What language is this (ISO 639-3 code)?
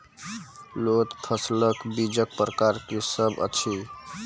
mai